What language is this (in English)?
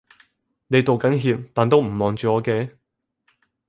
Cantonese